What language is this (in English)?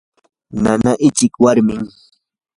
Yanahuanca Pasco Quechua